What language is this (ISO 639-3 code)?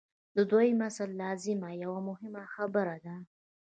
pus